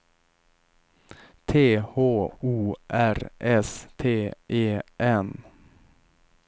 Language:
Swedish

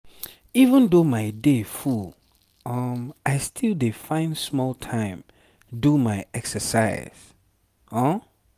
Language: Nigerian Pidgin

